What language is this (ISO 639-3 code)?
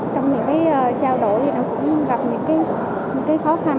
vie